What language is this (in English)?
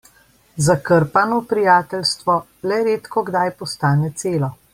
Slovenian